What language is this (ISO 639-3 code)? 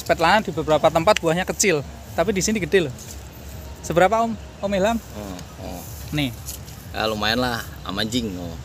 ind